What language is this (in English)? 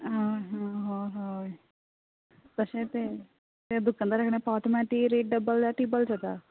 Konkani